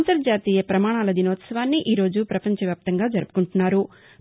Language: Telugu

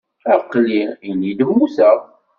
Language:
Kabyle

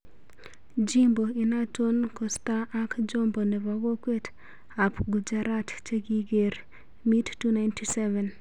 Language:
Kalenjin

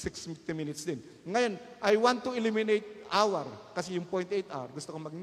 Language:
Filipino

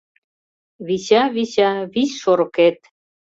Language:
Mari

